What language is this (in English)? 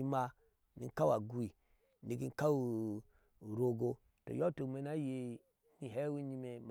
Ashe